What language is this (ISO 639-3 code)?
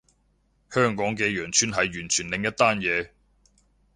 yue